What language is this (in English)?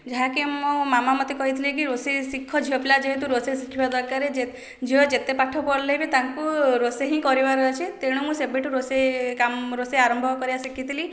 Odia